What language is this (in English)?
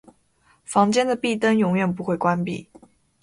Chinese